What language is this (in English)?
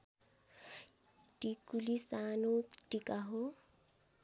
Nepali